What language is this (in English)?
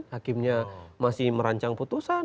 Indonesian